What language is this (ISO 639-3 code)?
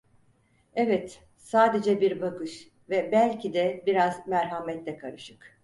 tur